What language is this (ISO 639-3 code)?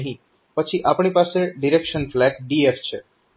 guj